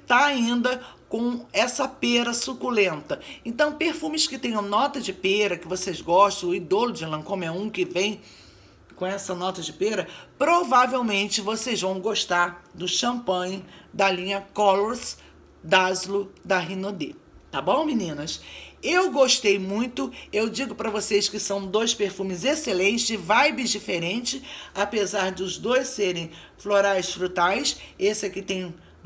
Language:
Portuguese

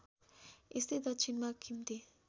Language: Nepali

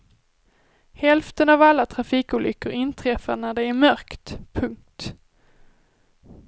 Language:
Swedish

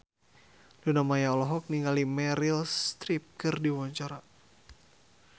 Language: Sundanese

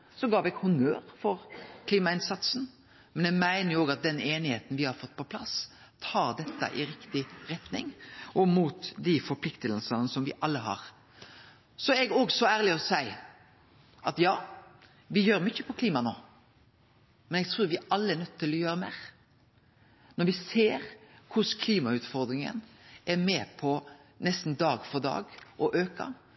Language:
Norwegian Nynorsk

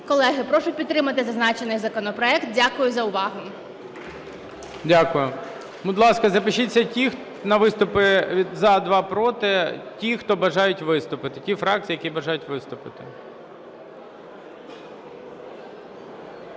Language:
Ukrainian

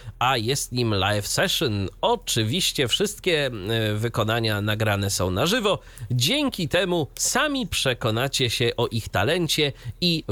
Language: Polish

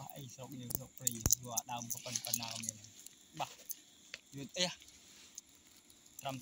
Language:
Vietnamese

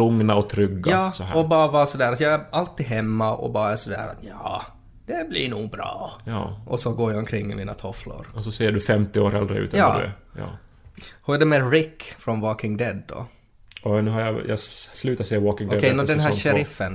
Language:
Swedish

